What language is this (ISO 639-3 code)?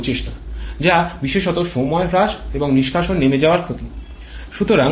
ben